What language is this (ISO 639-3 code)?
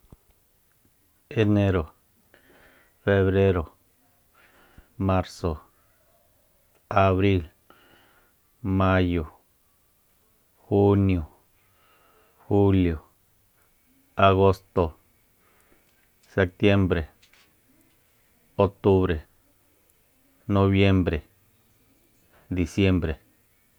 vmp